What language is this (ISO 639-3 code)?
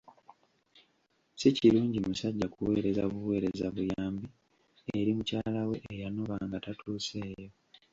lug